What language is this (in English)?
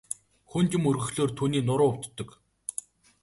Mongolian